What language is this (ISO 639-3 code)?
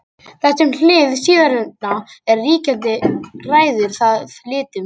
isl